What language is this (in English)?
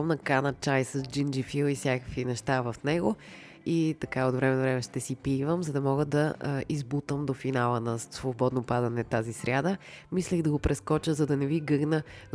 Bulgarian